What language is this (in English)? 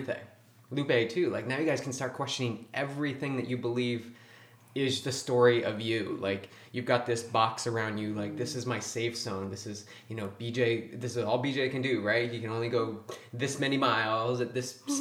English